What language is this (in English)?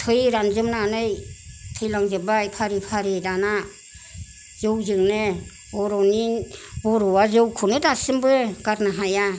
Bodo